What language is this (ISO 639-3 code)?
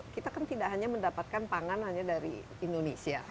ind